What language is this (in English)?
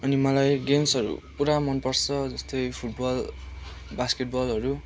Nepali